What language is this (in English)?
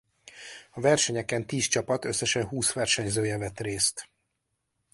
Hungarian